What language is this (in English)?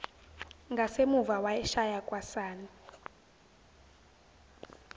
Zulu